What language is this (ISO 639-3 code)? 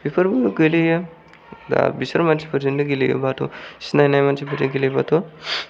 brx